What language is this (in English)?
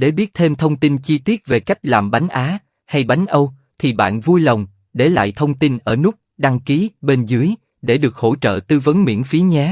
Vietnamese